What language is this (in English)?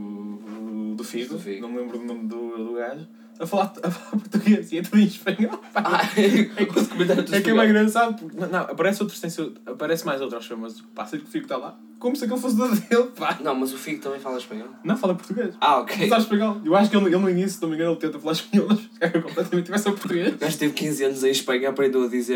Portuguese